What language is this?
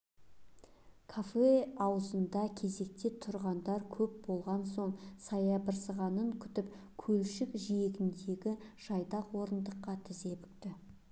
Kazakh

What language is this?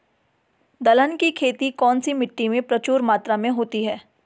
Hindi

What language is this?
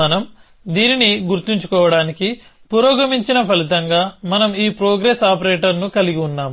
Telugu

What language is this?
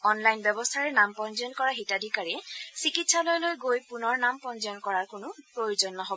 Assamese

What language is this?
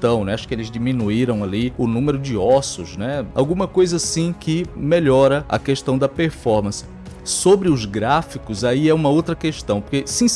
Portuguese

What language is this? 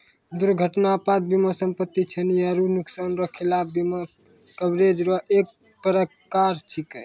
Maithili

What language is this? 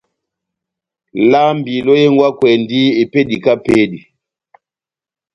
Batanga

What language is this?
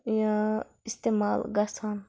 Kashmiri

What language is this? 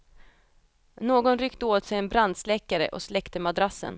Swedish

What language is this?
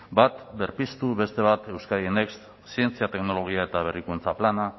Basque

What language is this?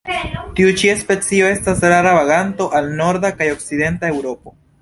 Esperanto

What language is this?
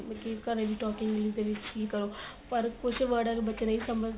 Punjabi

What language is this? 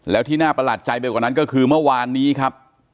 Thai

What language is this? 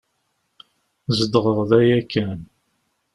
Kabyle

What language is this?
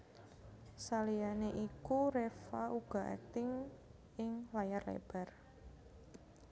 Javanese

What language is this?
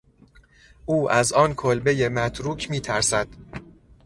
Persian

